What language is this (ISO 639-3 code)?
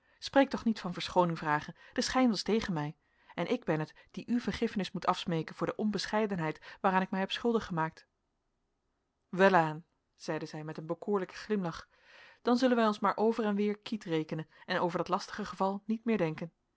nld